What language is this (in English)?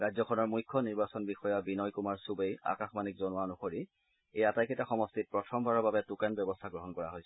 Assamese